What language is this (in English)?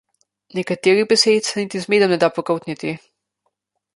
Slovenian